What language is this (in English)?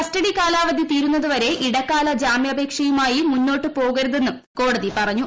Malayalam